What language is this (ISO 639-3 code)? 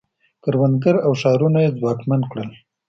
pus